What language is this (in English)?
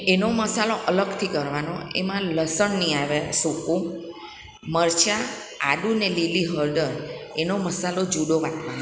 Gujarati